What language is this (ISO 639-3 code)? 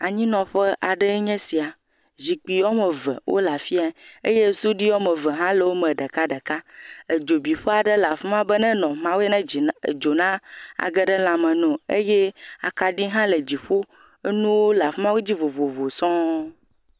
ewe